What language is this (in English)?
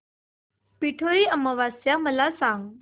Marathi